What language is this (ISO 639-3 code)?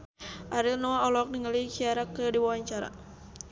sun